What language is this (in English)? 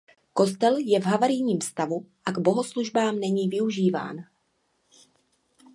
Czech